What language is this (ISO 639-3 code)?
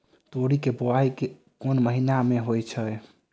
mai